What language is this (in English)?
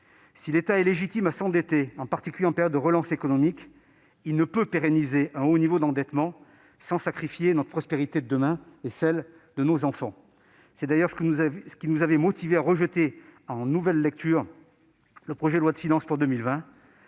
French